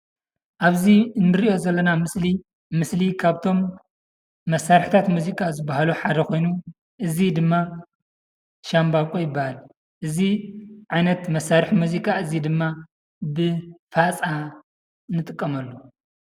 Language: Tigrinya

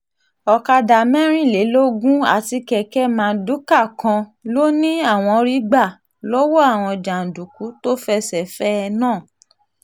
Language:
Yoruba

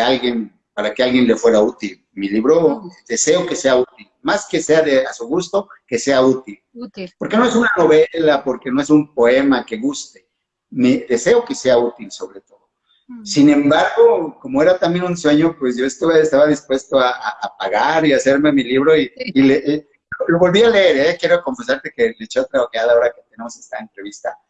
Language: Spanish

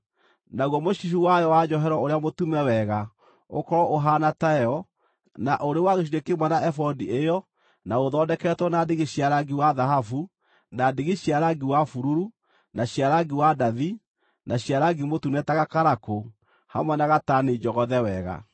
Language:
Kikuyu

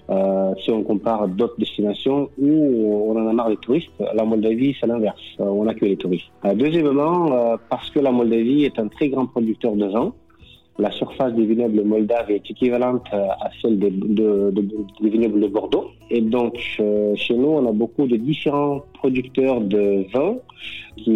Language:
French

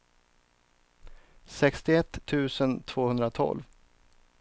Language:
Swedish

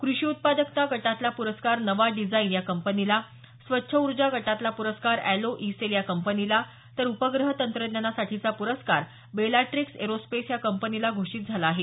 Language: Marathi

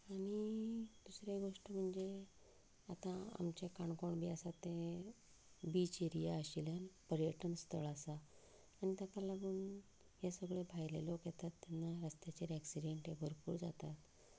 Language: Konkani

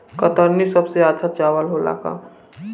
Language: Bhojpuri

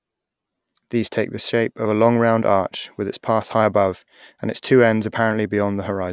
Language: English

